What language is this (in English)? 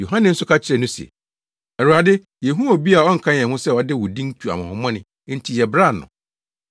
Akan